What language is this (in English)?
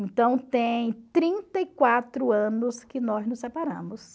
Portuguese